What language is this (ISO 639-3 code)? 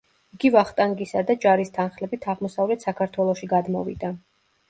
kat